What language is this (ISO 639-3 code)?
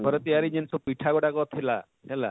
ori